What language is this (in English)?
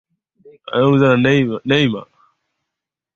Swahili